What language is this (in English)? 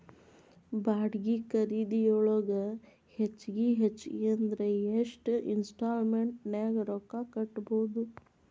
Kannada